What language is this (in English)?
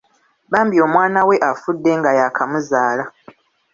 Ganda